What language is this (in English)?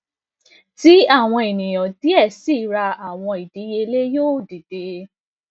Yoruba